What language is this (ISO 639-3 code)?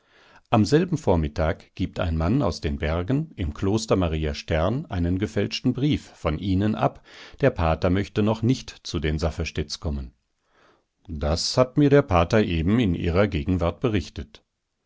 deu